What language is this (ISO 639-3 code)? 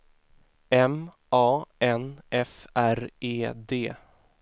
swe